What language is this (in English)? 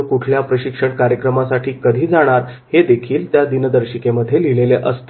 Marathi